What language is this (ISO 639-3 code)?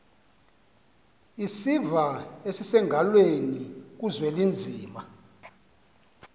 xho